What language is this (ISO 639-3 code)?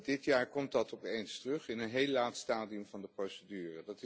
nld